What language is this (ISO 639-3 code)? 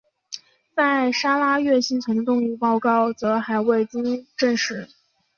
zho